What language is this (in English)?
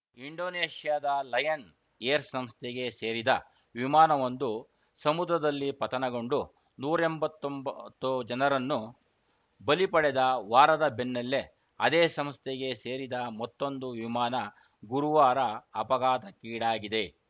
Kannada